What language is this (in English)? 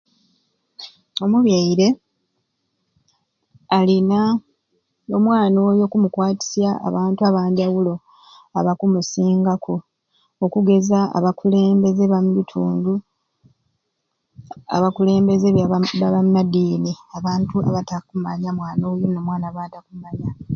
Ruuli